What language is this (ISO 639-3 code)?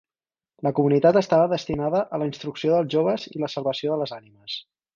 cat